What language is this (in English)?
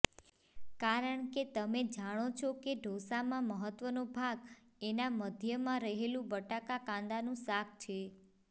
Gujarati